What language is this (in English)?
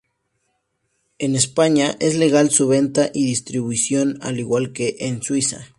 Spanish